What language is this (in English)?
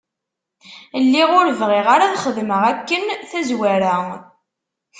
Kabyle